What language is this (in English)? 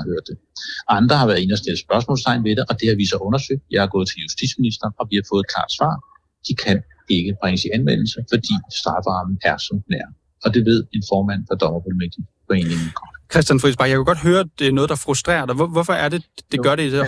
Danish